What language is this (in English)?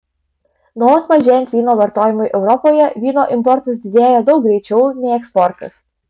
Lithuanian